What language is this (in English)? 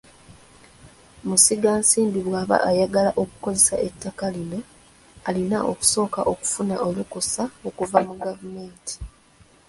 Ganda